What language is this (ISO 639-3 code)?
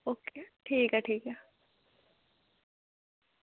doi